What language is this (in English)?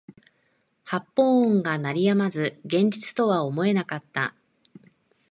Japanese